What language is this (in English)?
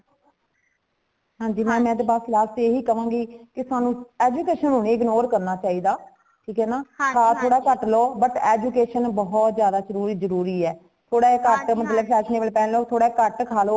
Punjabi